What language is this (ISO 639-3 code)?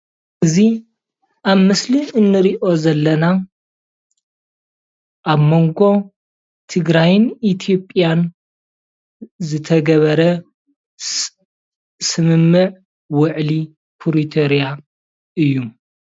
tir